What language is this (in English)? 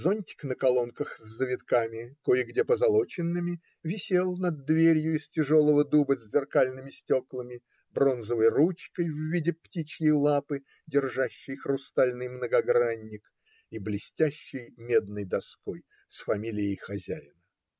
Russian